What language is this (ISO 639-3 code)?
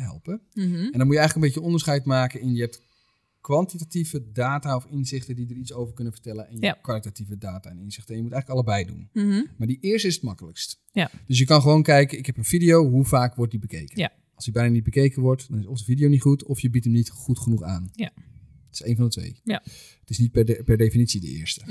nld